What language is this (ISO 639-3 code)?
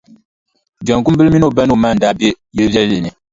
dag